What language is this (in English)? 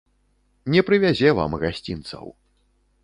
Belarusian